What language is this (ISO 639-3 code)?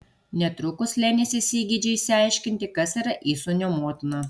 lit